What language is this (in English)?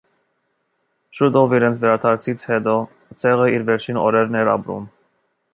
Armenian